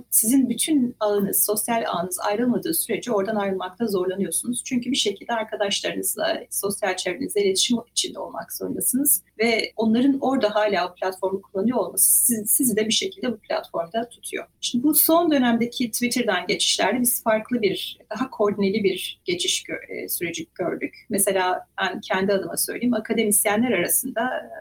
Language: Turkish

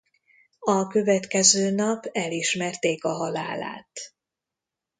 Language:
Hungarian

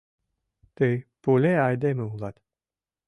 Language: Mari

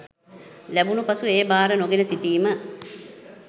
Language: Sinhala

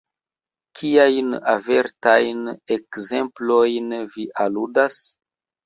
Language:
Esperanto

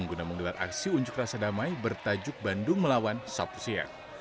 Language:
Indonesian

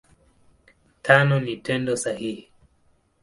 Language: Swahili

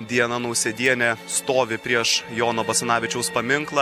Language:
Lithuanian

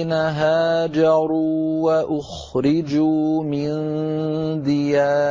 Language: Arabic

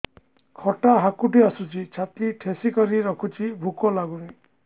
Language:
Odia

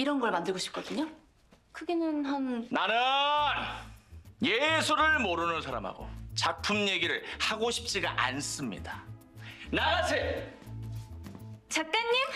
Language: Korean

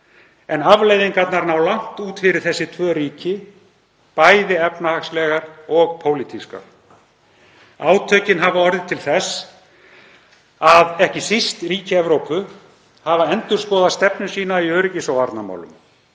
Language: Icelandic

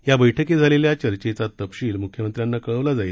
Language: Marathi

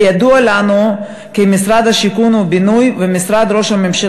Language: Hebrew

